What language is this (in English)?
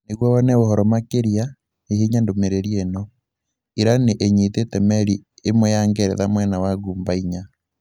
Kikuyu